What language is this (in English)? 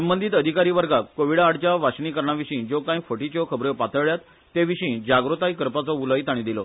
Konkani